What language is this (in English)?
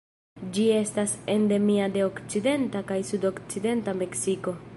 Esperanto